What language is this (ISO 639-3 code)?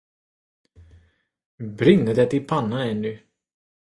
swe